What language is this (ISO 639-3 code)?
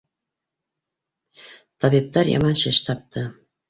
bak